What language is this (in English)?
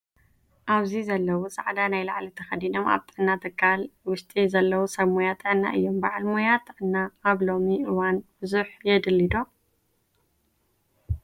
Tigrinya